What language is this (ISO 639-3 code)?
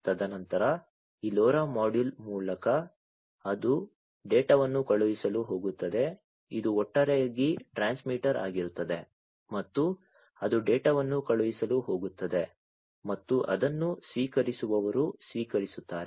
kan